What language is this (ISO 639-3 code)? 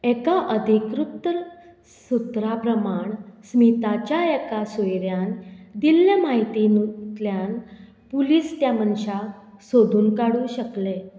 kok